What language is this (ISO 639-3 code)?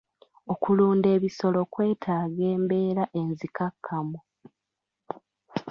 lug